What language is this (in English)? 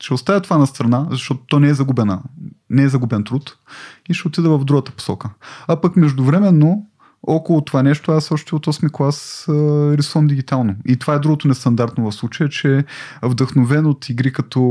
Bulgarian